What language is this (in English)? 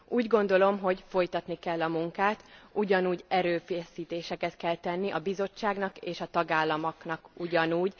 Hungarian